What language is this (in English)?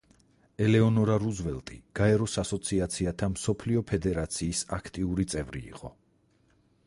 Georgian